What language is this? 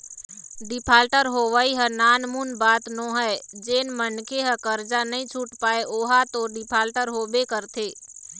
Chhattisgarhi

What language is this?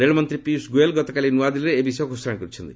Odia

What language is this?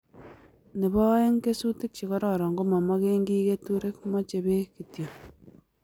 Kalenjin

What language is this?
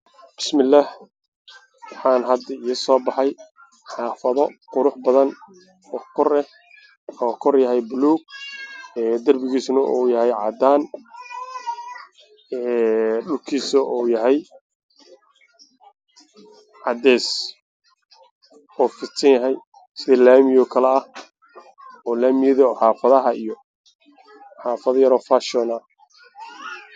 Somali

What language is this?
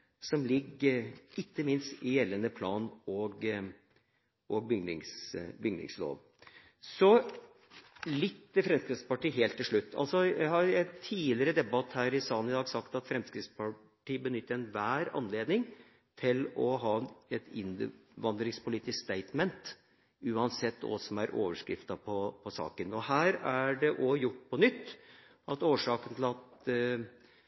Norwegian Bokmål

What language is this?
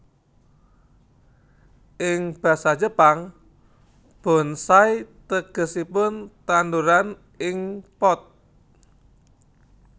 Javanese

